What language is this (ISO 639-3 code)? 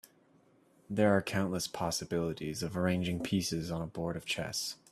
eng